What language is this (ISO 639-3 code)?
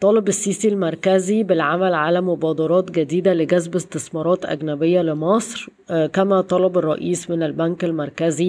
ara